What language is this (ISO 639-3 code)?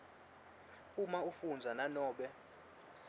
ssw